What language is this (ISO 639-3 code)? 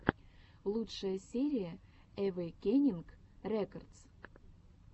rus